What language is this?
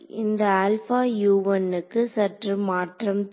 Tamil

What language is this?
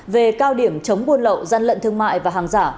Vietnamese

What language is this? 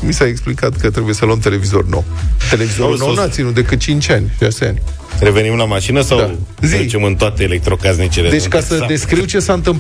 Romanian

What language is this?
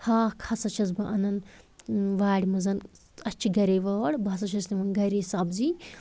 Kashmiri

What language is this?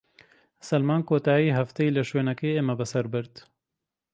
Central Kurdish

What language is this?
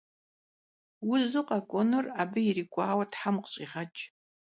Kabardian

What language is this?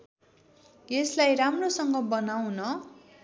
Nepali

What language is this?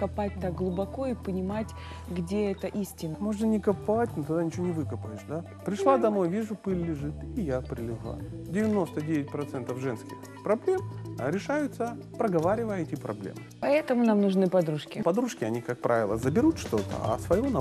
Russian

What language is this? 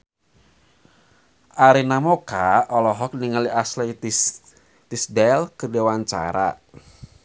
Sundanese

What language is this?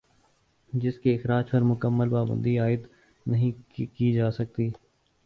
Urdu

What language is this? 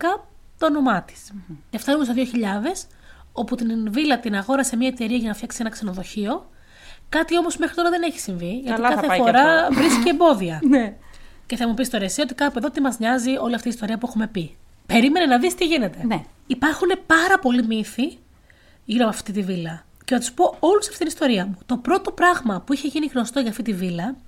Greek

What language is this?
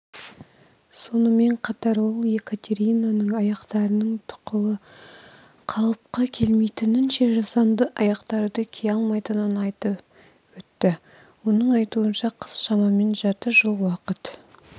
Kazakh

